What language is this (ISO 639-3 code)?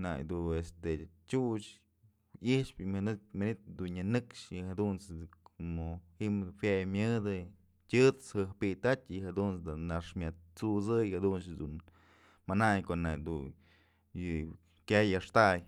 mzl